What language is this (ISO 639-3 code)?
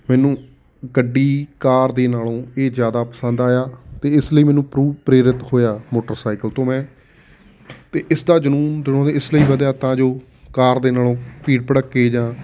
pan